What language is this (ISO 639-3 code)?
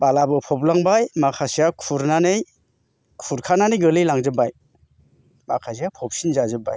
brx